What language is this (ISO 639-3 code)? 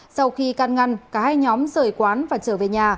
vie